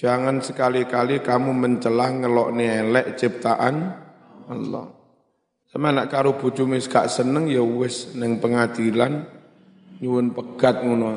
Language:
Indonesian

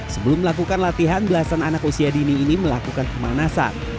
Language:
Indonesian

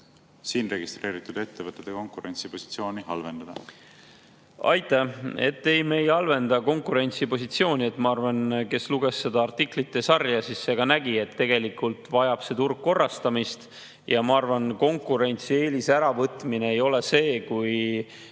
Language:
Estonian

